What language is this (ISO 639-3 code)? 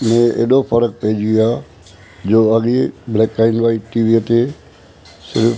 snd